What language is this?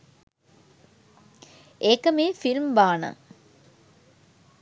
Sinhala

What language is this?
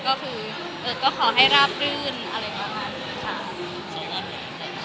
Thai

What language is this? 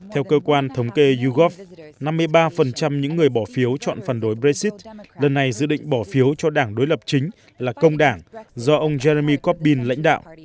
Vietnamese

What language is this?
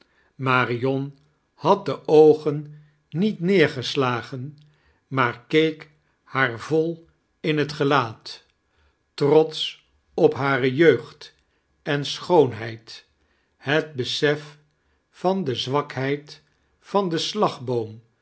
Dutch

